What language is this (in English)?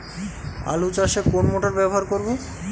Bangla